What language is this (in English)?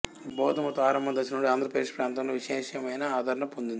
Telugu